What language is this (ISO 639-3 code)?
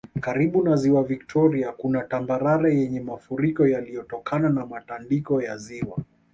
swa